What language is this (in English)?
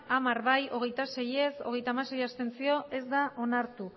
Basque